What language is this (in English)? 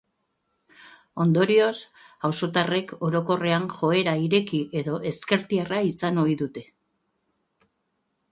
Basque